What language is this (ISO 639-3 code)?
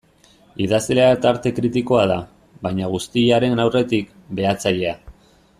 eus